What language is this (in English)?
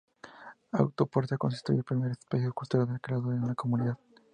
Spanish